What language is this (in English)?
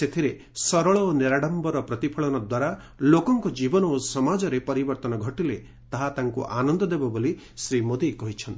Odia